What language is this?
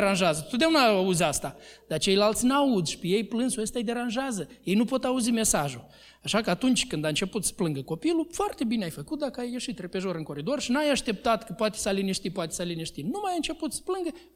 Romanian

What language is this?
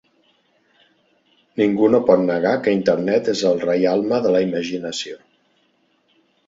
Catalan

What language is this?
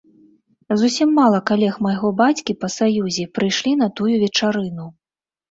Belarusian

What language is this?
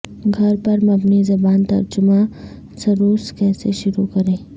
Urdu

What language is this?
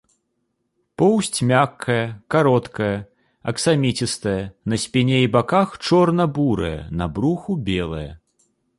Belarusian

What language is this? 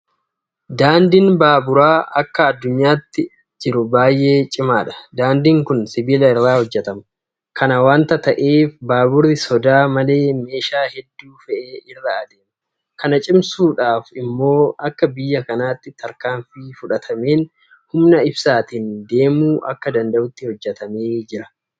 Oromo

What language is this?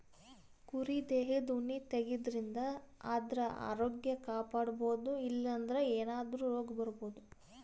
Kannada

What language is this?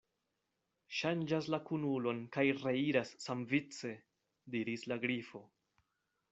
Esperanto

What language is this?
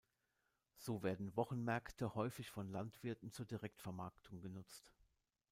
German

